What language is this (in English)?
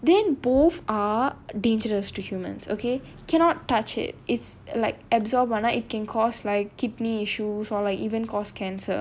English